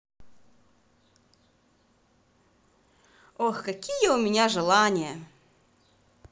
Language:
Russian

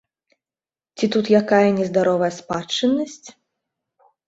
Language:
Belarusian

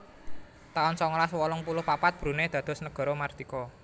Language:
Javanese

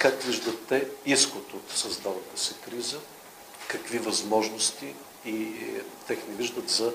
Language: Bulgarian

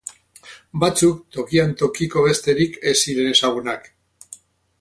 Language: Basque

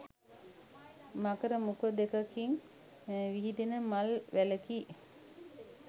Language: Sinhala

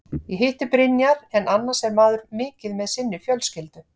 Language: Icelandic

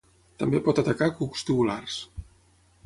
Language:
Catalan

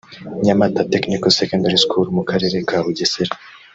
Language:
Kinyarwanda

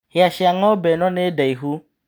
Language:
Kikuyu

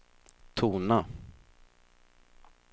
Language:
Swedish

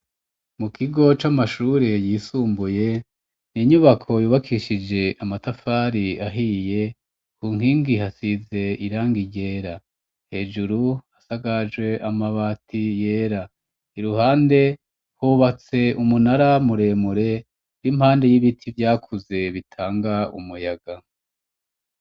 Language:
Rundi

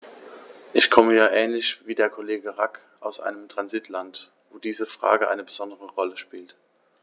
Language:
German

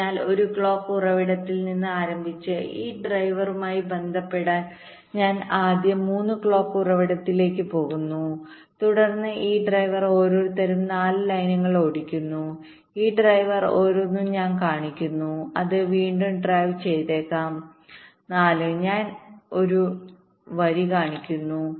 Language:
Malayalam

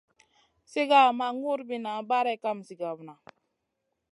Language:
Masana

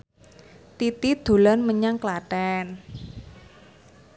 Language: Javanese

